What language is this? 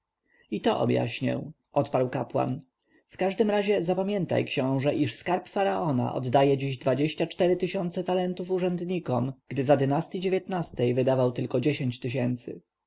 Polish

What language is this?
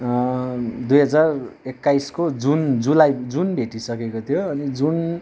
Nepali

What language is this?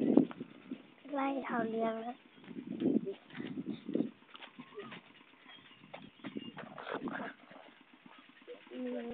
Thai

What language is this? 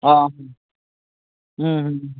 Konkani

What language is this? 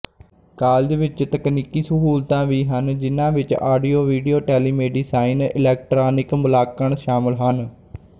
Punjabi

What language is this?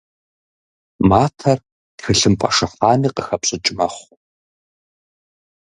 Kabardian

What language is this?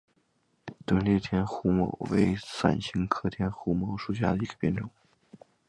Chinese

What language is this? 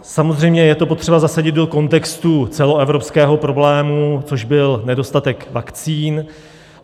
Czech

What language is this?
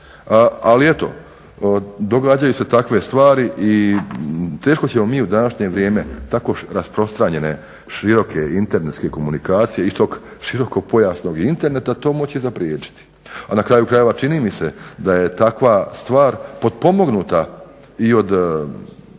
Croatian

